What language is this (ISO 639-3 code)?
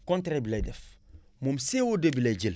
wol